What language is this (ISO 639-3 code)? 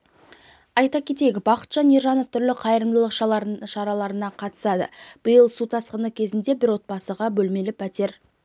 kaz